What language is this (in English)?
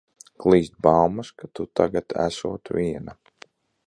Latvian